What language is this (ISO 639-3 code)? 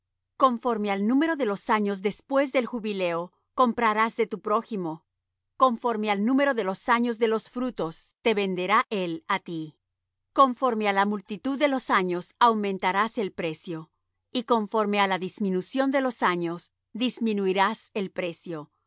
spa